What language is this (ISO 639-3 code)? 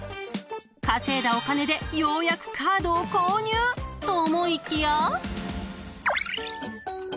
jpn